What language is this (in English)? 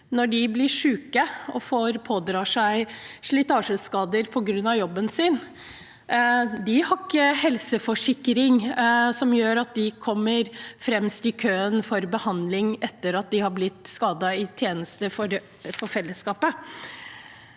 Norwegian